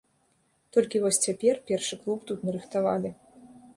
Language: Belarusian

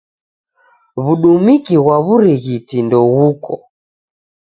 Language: Taita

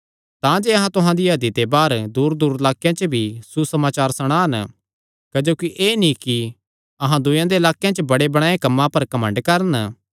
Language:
Kangri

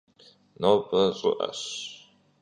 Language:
Kabardian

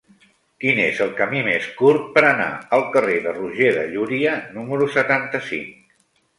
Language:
Catalan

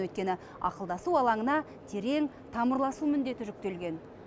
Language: Kazakh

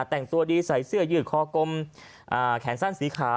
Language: Thai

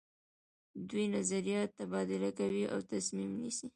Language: Pashto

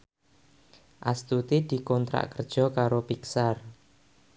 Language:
Javanese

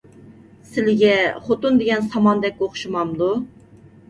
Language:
Uyghur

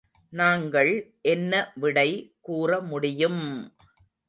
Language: Tamil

